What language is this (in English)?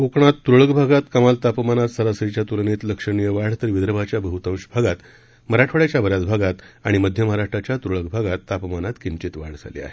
Marathi